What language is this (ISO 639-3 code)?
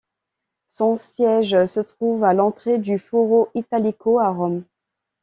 fra